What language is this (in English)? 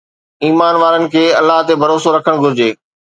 Sindhi